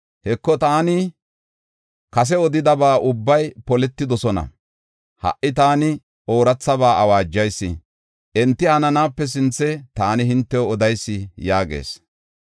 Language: Gofa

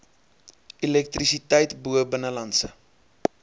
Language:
Afrikaans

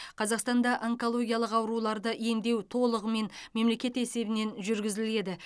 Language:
Kazakh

